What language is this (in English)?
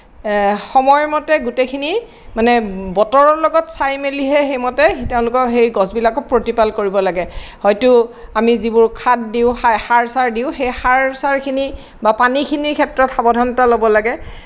Assamese